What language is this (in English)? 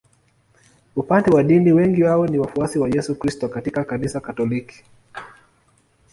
Swahili